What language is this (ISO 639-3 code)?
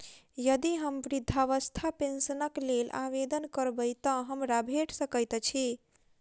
mai